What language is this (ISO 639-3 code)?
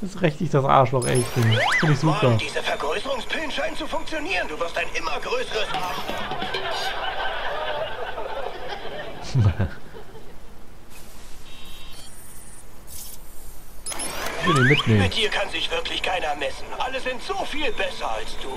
deu